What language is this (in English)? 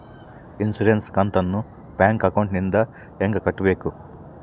Kannada